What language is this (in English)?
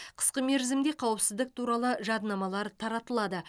Kazakh